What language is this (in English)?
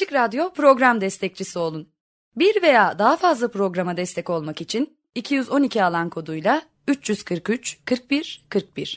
Turkish